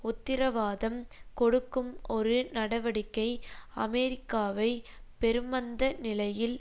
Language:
Tamil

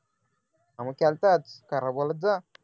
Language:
Marathi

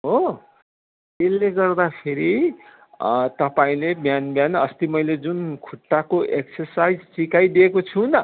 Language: Nepali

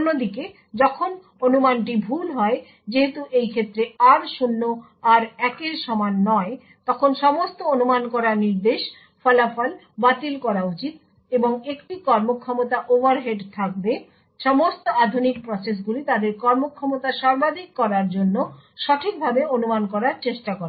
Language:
Bangla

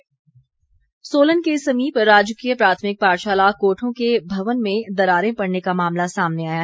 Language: Hindi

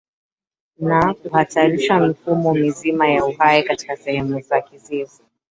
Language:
Swahili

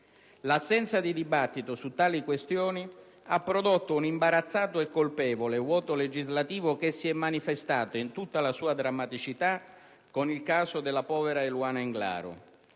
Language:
Italian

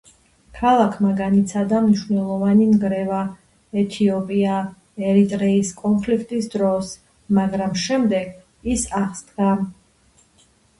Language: Georgian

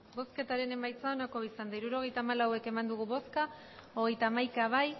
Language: Basque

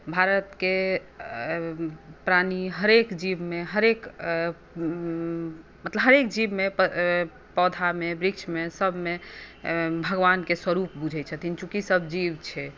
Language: Maithili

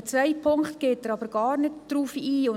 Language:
Swiss German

